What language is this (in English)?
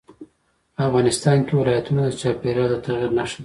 Pashto